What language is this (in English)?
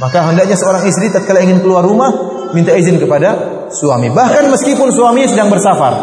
Indonesian